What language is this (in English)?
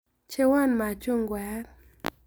Kalenjin